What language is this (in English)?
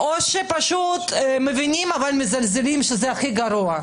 Hebrew